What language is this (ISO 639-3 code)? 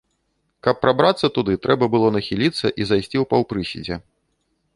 bel